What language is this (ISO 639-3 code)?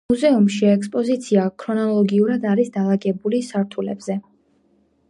kat